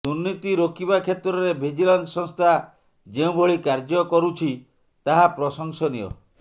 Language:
Odia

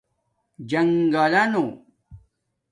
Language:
Domaaki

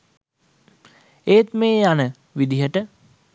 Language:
Sinhala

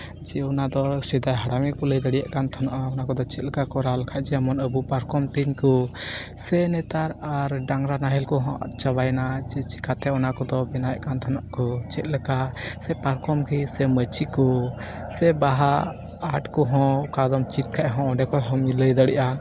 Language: Santali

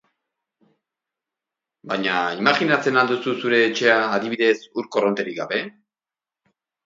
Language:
Basque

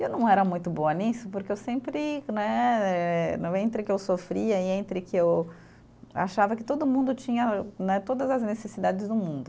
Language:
Portuguese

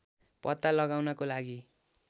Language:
Nepali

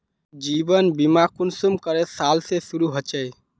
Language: Magahi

